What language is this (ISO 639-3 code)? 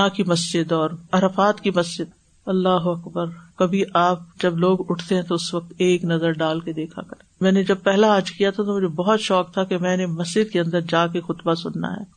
urd